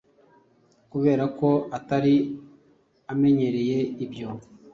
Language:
Kinyarwanda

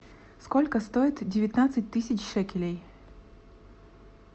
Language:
Russian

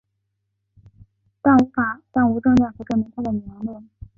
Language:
Chinese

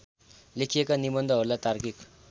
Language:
Nepali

